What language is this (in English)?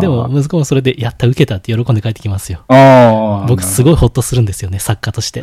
Japanese